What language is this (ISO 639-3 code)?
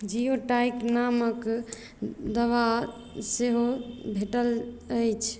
mai